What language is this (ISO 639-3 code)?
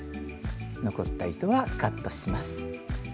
jpn